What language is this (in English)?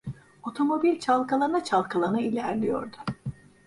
Turkish